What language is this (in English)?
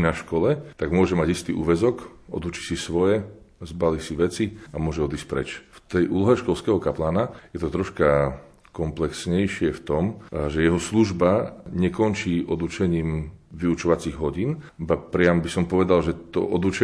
Slovak